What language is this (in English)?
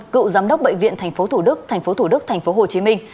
Vietnamese